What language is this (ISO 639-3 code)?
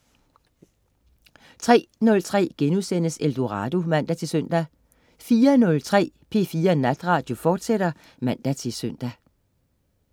dan